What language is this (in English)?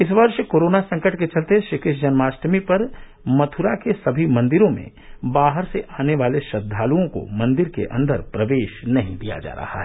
Hindi